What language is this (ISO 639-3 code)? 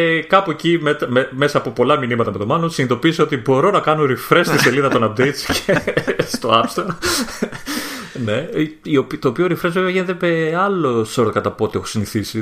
ell